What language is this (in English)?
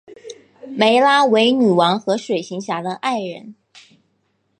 Chinese